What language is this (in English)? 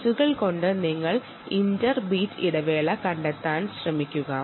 Malayalam